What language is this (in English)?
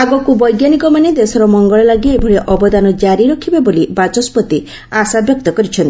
Odia